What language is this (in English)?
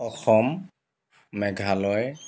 Assamese